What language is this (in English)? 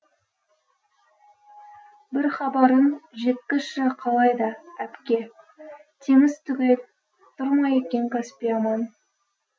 Kazakh